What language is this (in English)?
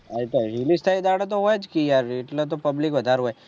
Gujarati